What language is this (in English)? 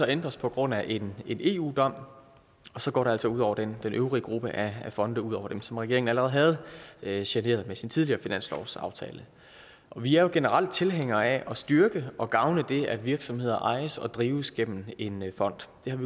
Danish